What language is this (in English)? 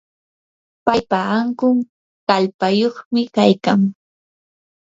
Yanahuanca Pasco Quechua